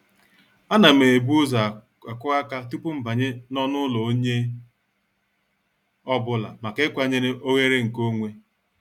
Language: Igbo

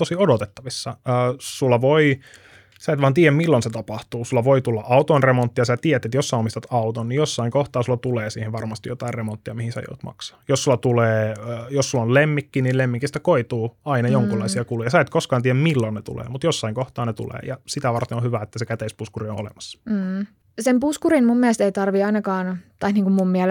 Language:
Finnish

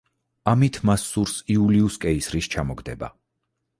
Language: Georgian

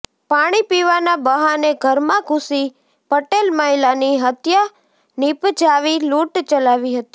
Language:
Gujarati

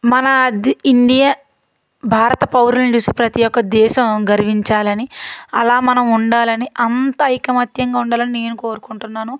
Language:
Telugu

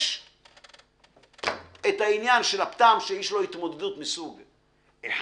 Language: Hebrew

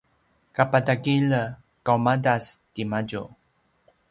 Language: Paiwan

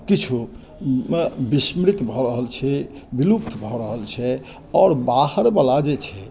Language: Maithili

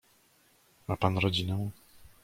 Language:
Polish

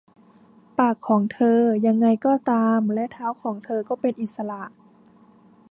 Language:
Thai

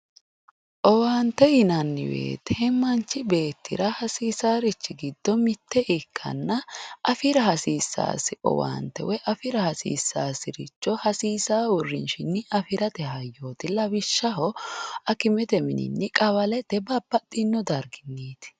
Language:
Sidamo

